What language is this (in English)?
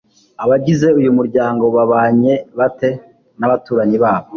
Kinyarwanda